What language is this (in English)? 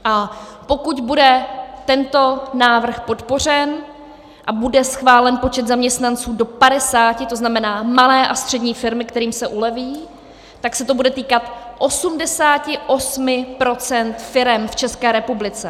Czech